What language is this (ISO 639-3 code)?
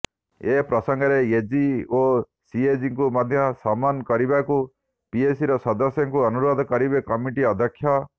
ori